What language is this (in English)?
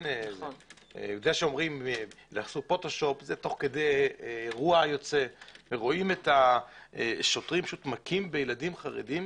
Hebrew